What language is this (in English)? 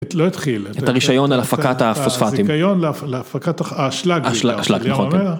Hebrew